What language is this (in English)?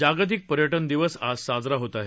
Marathi